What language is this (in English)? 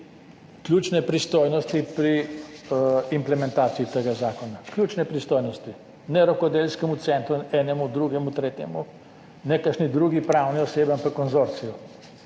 Slovenian